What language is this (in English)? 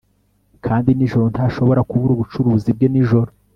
Kinyarwanda